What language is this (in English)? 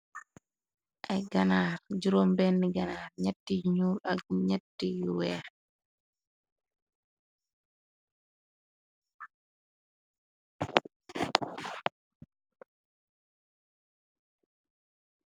Wolof